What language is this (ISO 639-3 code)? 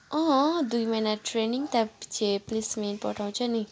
nep